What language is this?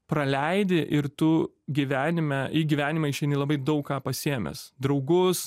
Lithuanian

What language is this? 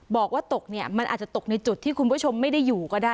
Thai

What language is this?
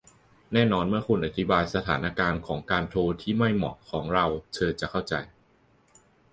Thai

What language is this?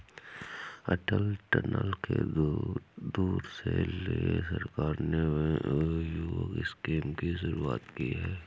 Hindi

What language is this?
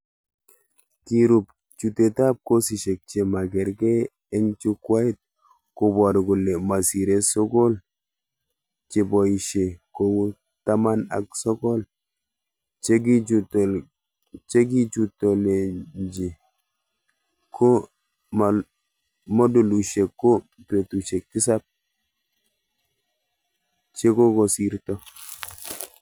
Kalenjin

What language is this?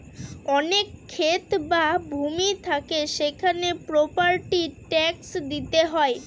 Bangla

